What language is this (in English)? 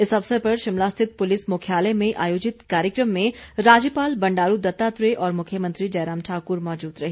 Hindi